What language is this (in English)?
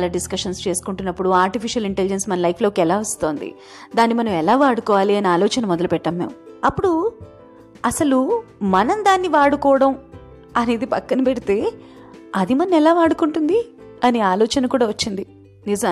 Telugu